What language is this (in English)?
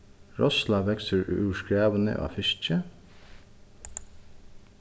Faroese